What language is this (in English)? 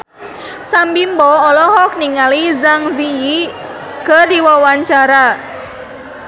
Sundanese